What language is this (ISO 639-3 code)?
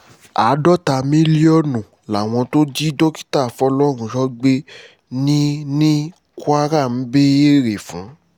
yor